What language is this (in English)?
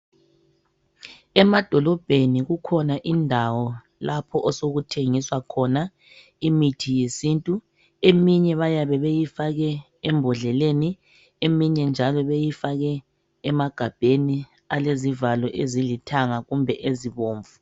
North Ndebele